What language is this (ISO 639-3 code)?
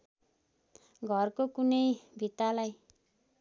nep